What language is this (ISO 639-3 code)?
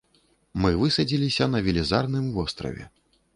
bel